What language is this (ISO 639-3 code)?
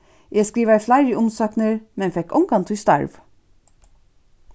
fao